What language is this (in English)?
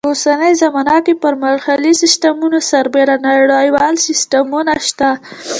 Pashto